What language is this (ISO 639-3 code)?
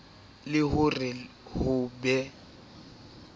sot